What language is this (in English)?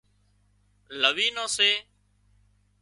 Wadiyara Koli